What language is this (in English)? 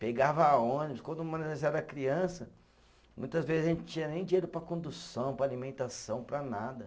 Portuguese